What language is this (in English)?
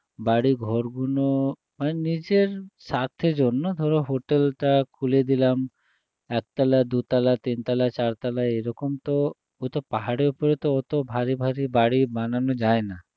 Bangla